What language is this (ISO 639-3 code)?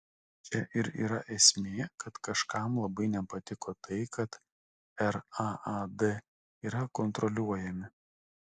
lit